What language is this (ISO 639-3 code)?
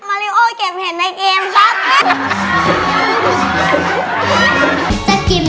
tha